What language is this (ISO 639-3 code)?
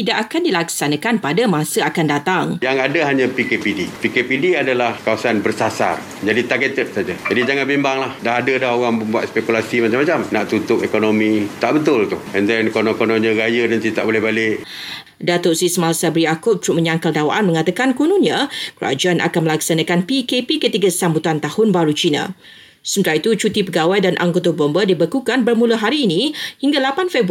msa